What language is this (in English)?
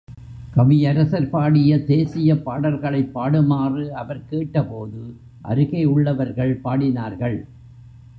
Tamil